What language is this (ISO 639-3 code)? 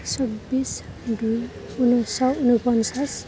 asm